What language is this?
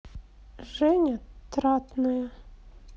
Russian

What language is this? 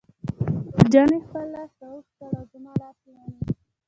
Pashto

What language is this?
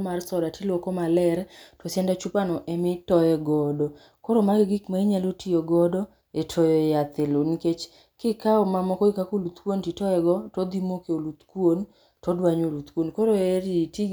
Luo (Kenya and Tanzania)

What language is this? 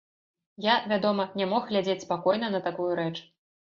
Belarusian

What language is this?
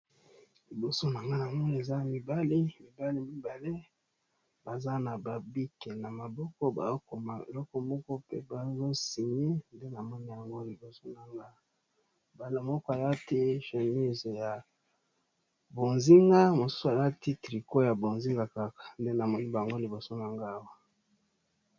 Lingala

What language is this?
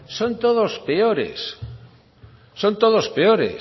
Spanish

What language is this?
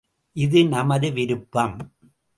Tamil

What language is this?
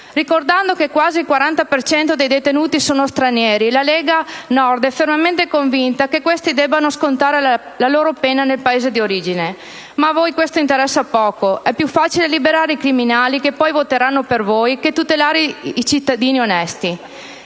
Italian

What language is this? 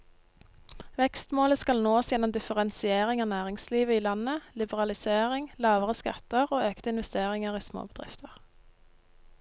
Norwegian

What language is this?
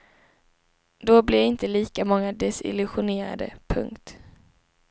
Swedish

